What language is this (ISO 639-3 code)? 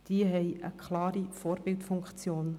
gsw